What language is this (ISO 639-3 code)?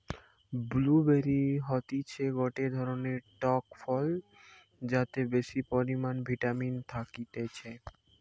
ben